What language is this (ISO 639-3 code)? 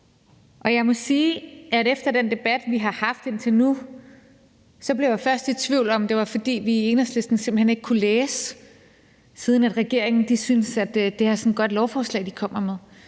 dan